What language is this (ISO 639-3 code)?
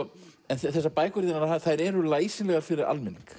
isl